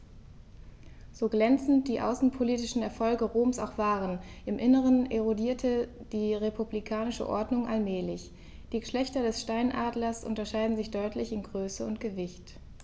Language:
German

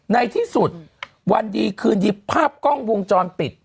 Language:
Thai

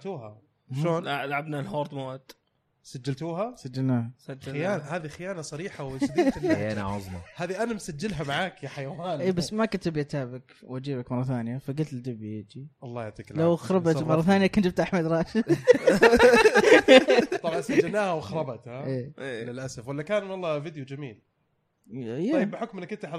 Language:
Arabic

